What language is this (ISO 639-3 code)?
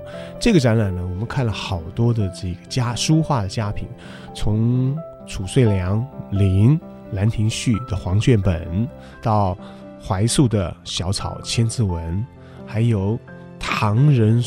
zho